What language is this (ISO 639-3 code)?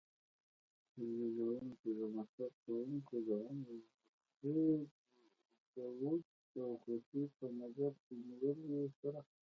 pus